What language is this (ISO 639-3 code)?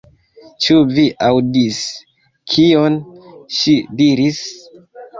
epo